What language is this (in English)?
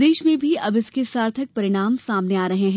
Hindi